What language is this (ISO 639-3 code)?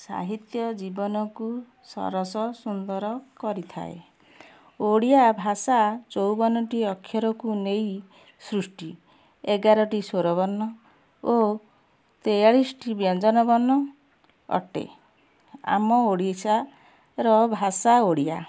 ori